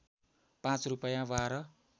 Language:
Nepali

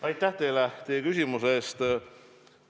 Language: Estonian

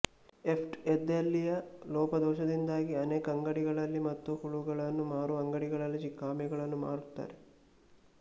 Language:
Kannada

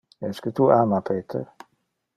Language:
Interlingua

